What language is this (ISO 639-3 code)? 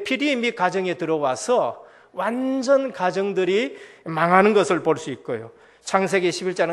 kor